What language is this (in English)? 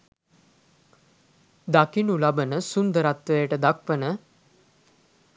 Sinhala